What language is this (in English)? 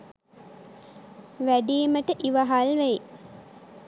Sinhala